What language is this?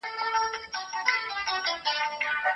Pashto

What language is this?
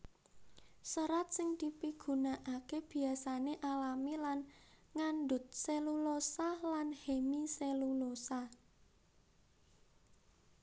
Javanese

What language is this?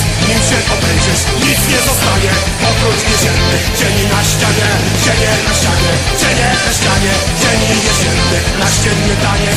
Polish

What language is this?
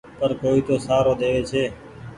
Goaria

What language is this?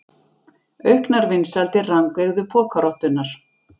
Icelandic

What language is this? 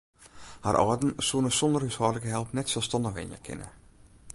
Western Frisian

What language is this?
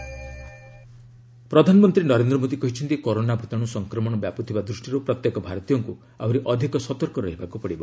Odia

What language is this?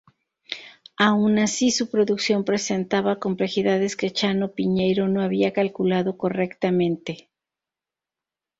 Spanish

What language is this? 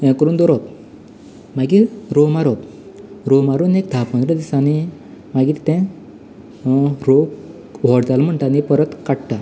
Konkani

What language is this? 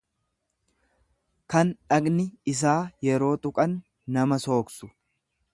Oromo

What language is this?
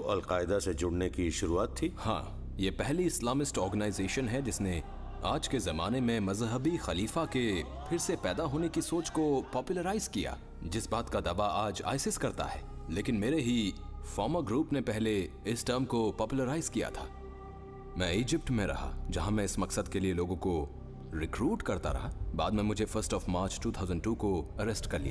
Hindi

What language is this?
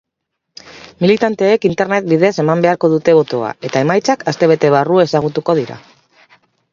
Basque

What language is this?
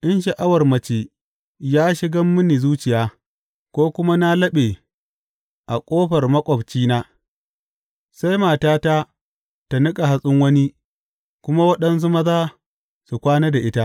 Hausa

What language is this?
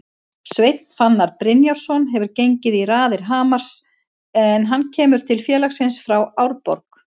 Icelandic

